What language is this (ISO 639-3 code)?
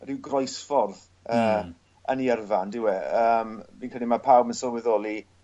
cym